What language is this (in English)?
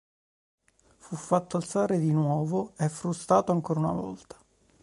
Italian